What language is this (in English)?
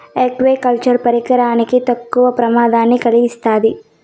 Telugu